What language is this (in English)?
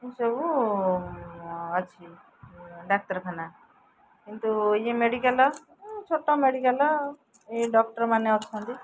Odia